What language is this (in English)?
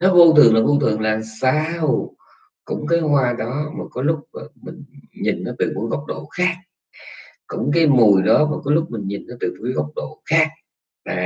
Vietnamese